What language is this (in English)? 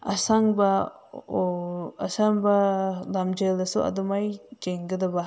Manipuri